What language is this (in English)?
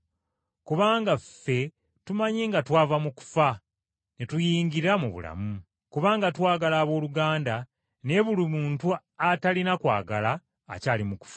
Ganda